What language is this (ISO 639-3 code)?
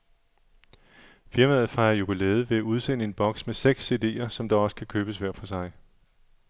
dan